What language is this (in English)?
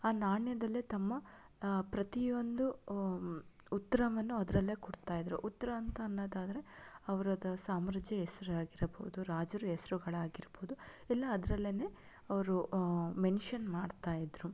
Kannada